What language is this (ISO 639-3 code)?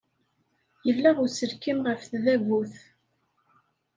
kab